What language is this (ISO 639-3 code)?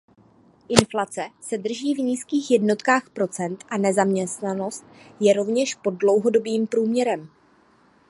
ces